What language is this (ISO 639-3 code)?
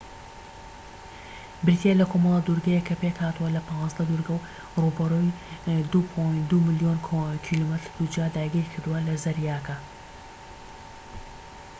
ckb